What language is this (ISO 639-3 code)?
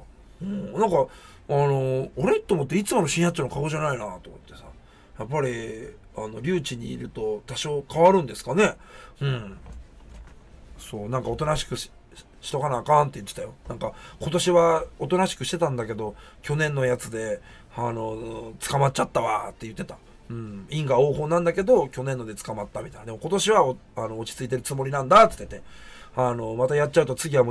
jpn